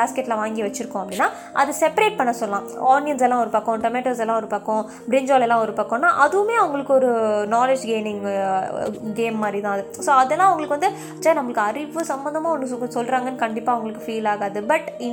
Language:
Tamil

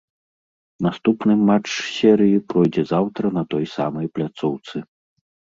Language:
Belarusian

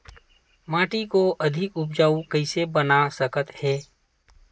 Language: Chhattisgarhi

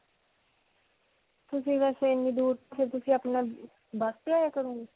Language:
Punjabi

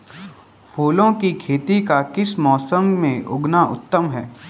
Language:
Hindi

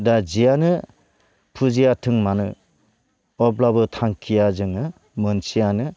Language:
Bodo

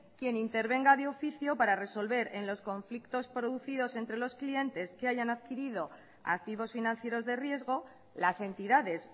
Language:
Spanish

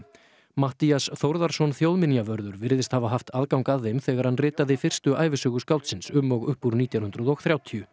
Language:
Icelandic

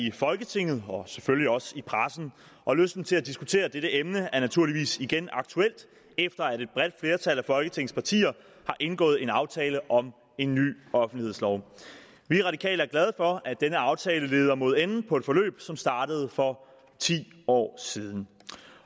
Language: Danish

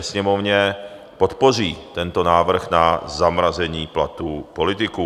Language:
Czech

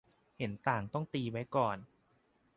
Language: Thai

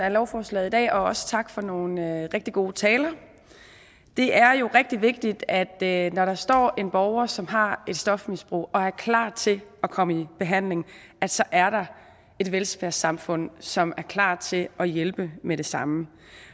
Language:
Danish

